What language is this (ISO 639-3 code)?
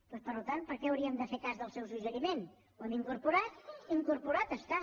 cat